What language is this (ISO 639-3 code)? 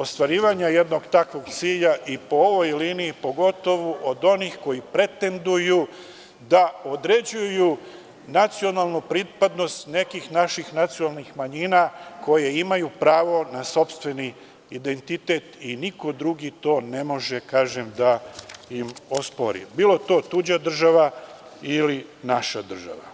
srp